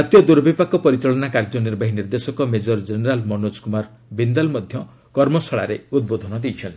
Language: Odia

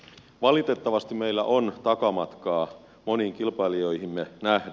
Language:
Finnish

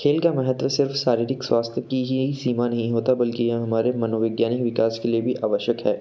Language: Hindi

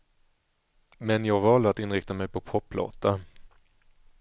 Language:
Swedish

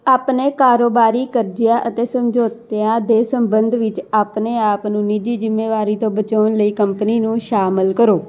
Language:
Punjabi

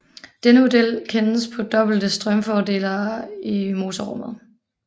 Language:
Danish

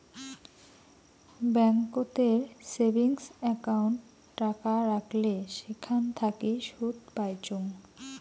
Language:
Bangla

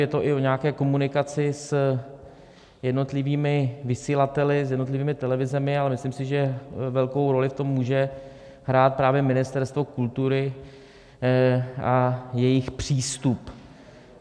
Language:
Czech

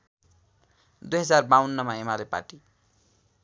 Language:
Nepali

